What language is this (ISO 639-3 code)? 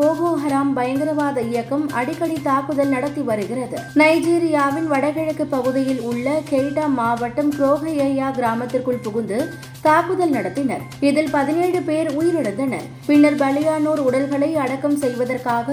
tam